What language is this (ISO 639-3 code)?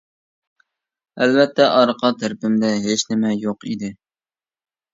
uig